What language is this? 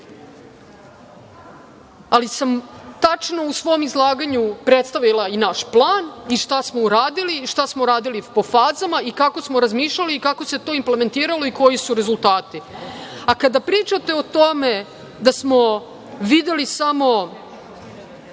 Serbian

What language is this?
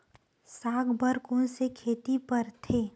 Chhattisgarhi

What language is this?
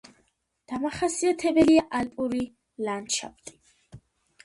Georgian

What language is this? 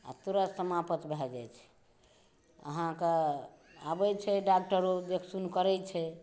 Maithili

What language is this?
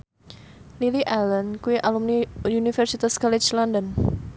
Javanese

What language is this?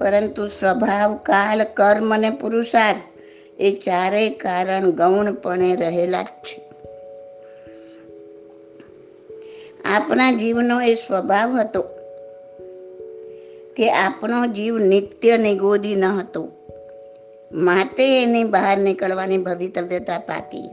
Gujarati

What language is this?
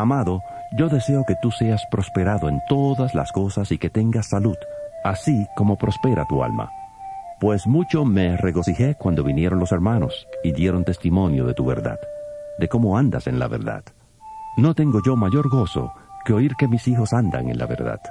Spanish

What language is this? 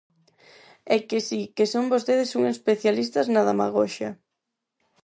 Galician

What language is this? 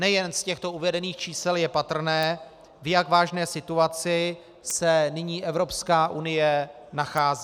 Czech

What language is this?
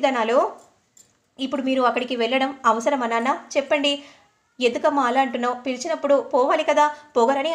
Hindi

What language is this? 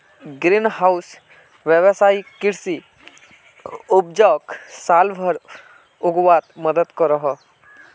Magahi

